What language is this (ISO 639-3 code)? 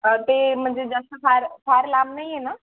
mar